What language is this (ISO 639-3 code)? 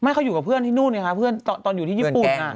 tha